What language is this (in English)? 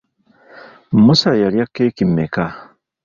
Ganda